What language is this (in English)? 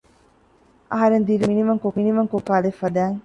Divehi